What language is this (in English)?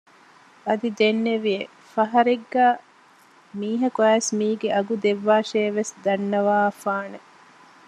Divehi